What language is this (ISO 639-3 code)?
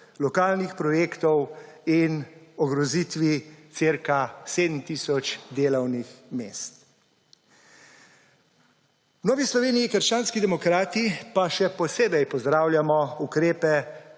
slv